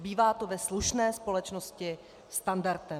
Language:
Czech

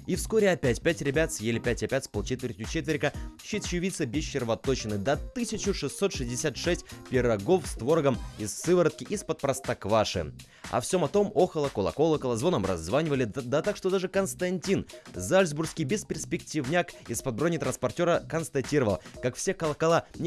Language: Russian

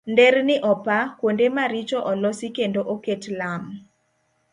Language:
Luo (Kenya and Tanzania)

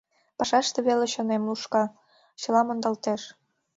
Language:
Mari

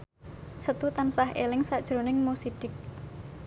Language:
Javanese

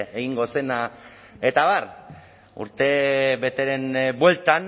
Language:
Basque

